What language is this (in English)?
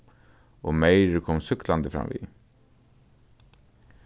Faroese